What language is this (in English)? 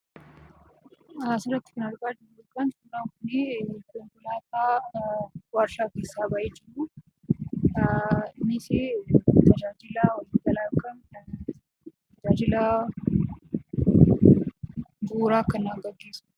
Oromo